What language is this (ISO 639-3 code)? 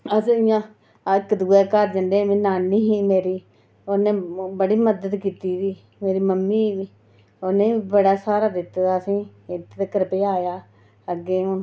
doi